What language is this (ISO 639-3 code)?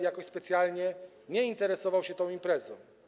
pol